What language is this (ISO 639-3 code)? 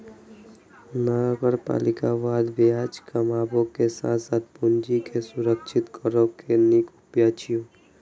mai